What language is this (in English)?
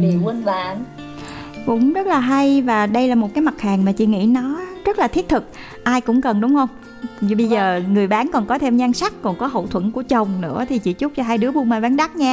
Vietnamese